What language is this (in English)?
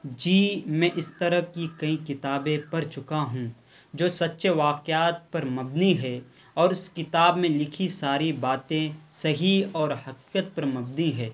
Urdu